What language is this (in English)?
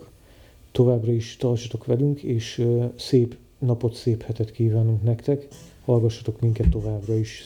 Hungarian